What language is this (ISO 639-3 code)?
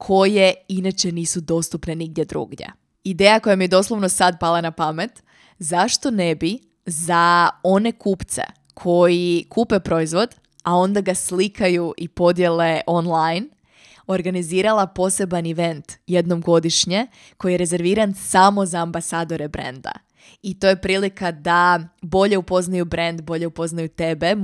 hrv